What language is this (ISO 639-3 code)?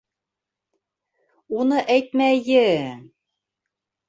bak